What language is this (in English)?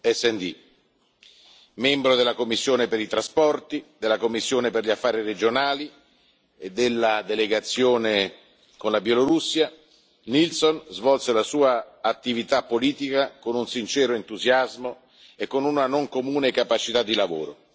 Italian